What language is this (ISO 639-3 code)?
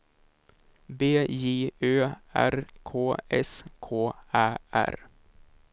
swe